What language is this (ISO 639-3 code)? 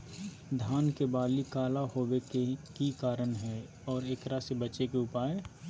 mag